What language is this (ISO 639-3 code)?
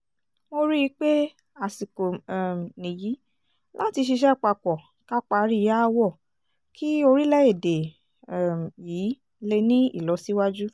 yor